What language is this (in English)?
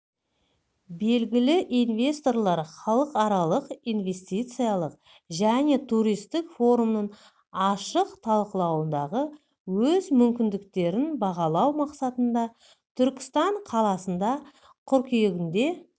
Kazakh